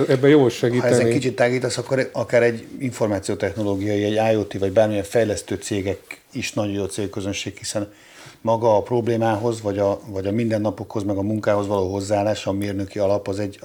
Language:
Hungarian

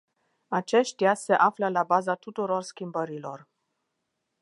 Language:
Romanian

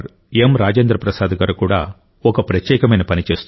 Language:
Telugu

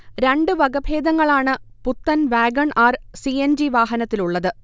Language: Malayalam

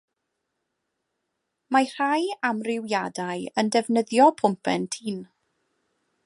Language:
Welsh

